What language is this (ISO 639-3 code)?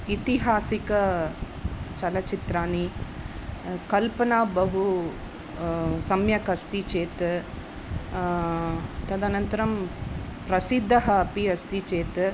san